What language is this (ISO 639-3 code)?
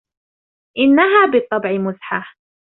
ara